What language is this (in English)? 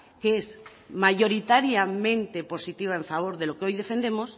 Spanish